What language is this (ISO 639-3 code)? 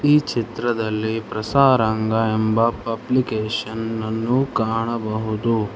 kan